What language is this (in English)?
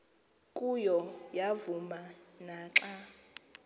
Xhosa